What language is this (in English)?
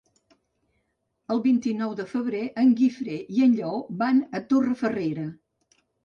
Catalan